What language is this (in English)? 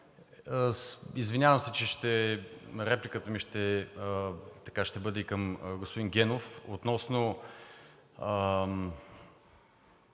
Bulgarian